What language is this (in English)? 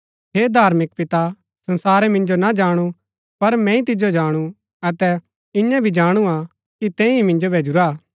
Gaddi